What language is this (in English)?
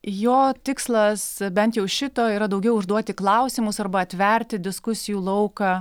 Lithuanian